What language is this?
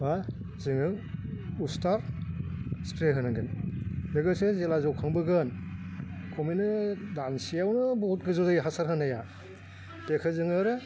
Bodo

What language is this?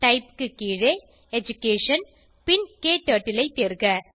Tamil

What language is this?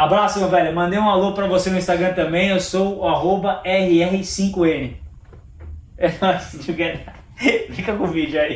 Portuguese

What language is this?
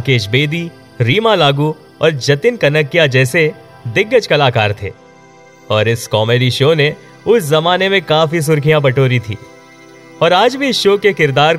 Hindi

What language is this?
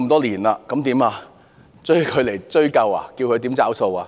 Cantonese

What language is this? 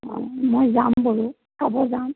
Assamese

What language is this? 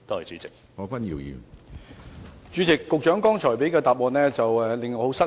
Cantonese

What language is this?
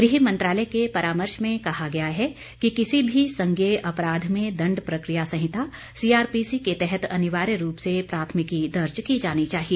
Hindi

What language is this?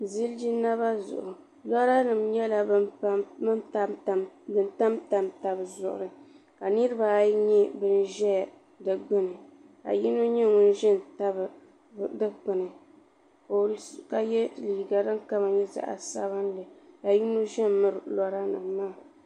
Dagbani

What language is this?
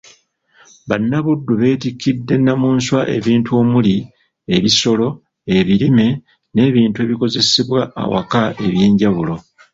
Ganda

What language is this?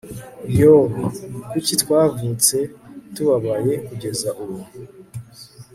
Kinyarwanda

